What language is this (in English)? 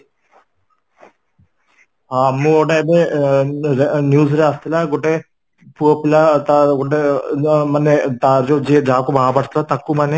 Odia